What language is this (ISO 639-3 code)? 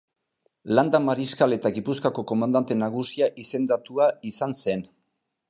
eus